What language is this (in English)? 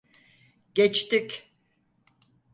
Turkish